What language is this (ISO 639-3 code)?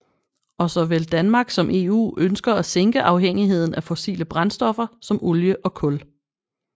dan